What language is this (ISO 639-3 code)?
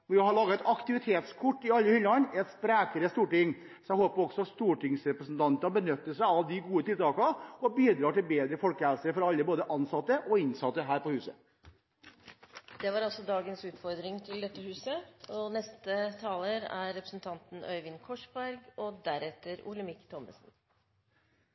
nor